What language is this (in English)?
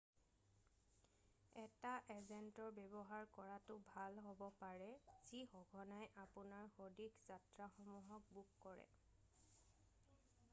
Assamese